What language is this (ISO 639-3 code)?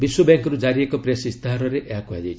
ori